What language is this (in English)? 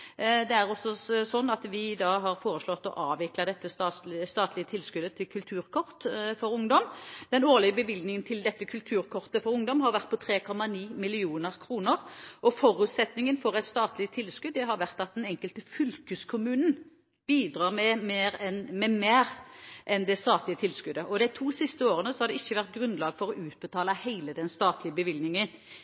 Norwegian Bokmål